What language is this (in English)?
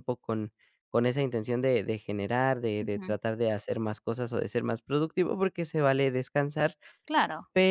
Spanish